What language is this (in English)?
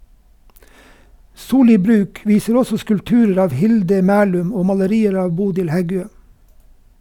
Norwegian